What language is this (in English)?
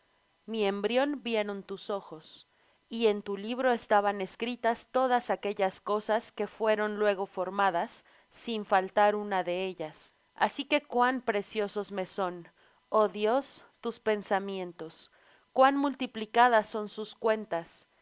Spanish